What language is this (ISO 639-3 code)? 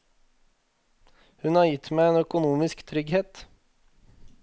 nor